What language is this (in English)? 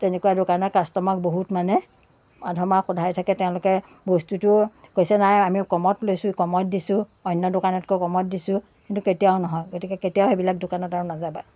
Assamese